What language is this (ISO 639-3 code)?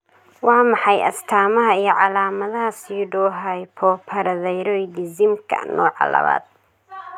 som